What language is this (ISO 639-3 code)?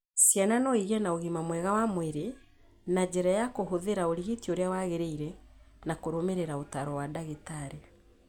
kik